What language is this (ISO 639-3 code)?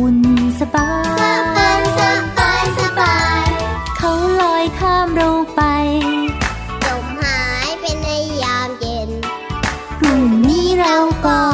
tha